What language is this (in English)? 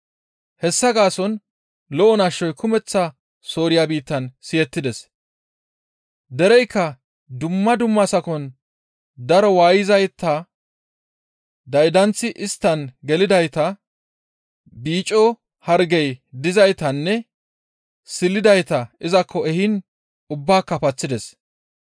Gamo